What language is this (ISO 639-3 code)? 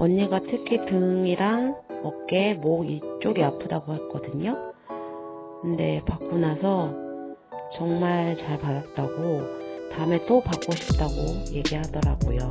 kor